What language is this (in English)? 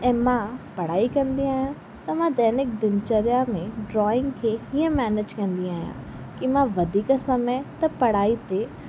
Sindhi